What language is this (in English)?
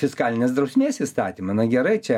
Lithuanian